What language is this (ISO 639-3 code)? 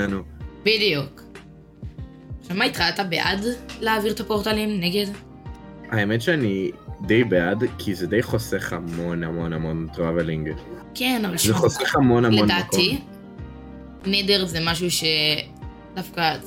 heb